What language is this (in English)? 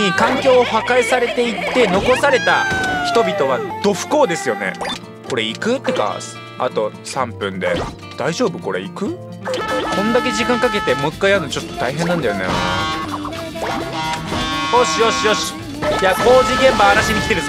Japanese